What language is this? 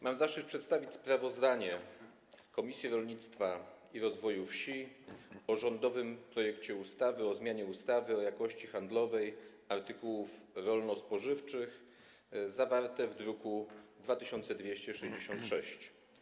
Polish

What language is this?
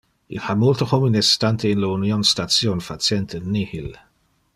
Interlingua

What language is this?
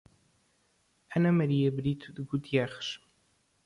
Portuguese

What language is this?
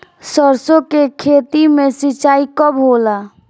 Bhojpuri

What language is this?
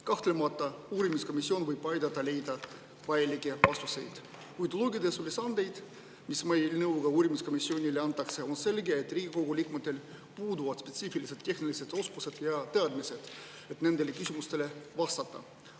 Estonian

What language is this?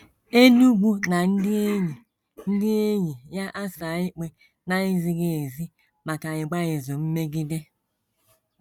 Igbo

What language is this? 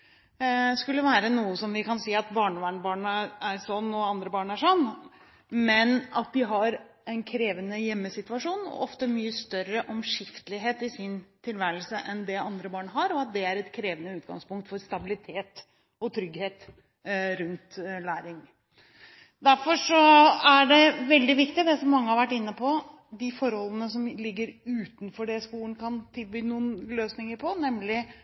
Norwegian Bokmål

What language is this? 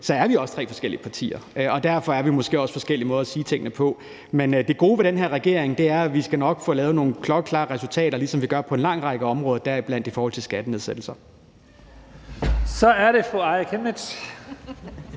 Danish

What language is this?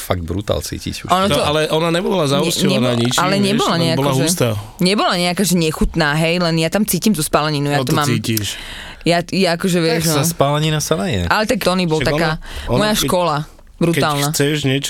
Slovak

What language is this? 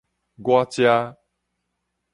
Min Nan Chinese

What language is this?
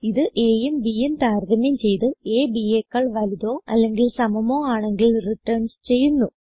Malayalam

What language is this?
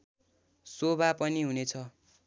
Nepali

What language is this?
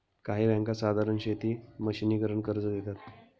Marathi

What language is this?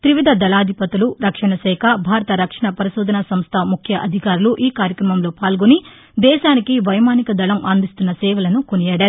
Telugu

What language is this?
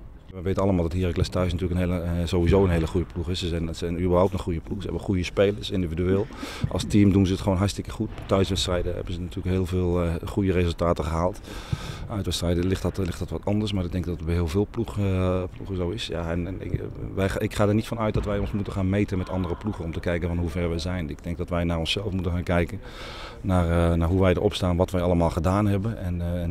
Dutch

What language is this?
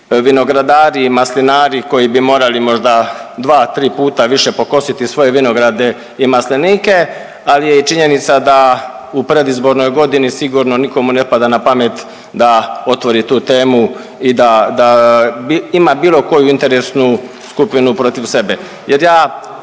Croatian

